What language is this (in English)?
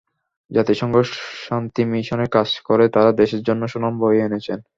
Bangla